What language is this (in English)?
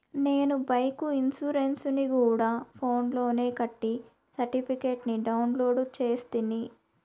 Telugu